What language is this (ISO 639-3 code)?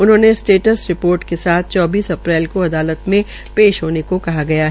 hin